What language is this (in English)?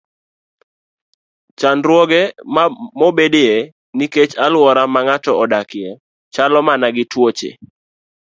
Luo (Kenya and Tanzania)